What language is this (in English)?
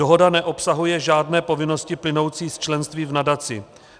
Czech